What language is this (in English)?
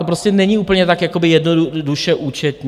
Czech